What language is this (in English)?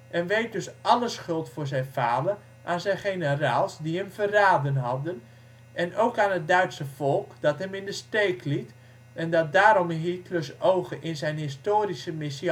Dutch